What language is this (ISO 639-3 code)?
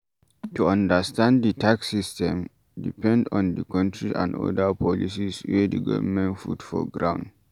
pcm